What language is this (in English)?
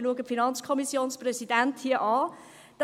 Swiss German